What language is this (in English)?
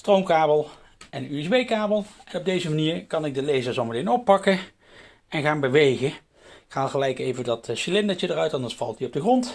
Dutch